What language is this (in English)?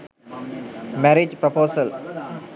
Sinhala